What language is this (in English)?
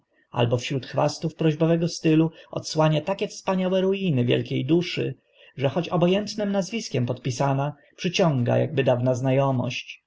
Polish